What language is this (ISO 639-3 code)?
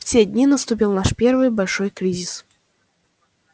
rus